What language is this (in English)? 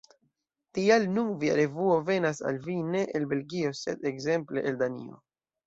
Esperanto